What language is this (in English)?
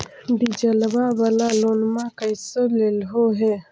Magahi